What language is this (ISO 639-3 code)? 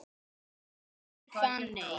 isl